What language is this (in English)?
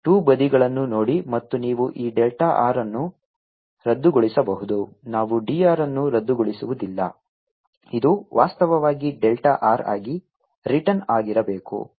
Kannada